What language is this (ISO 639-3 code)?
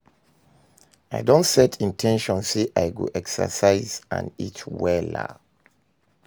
pcm